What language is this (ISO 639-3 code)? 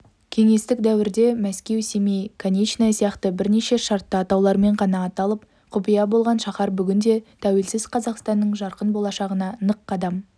kaz